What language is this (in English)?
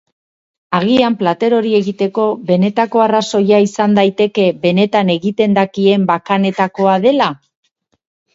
Basque